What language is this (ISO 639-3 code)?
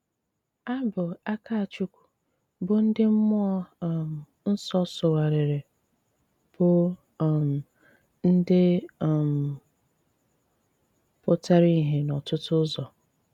ibo